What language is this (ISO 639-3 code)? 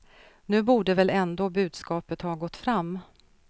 swe